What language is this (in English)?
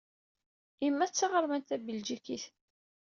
Kabyle